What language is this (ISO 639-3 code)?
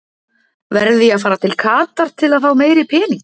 isl